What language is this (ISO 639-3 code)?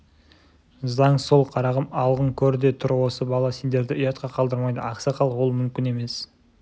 kaz